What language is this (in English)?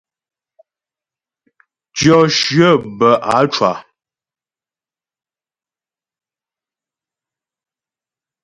Ghomala